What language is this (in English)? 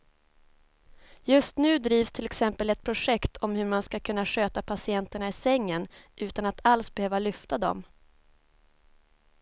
Swedish